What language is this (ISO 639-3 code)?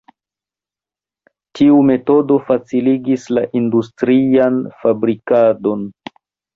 epo